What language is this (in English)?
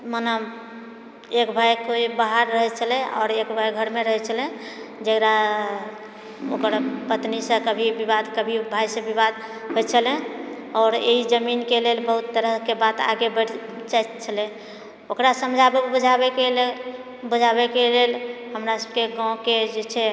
Maithili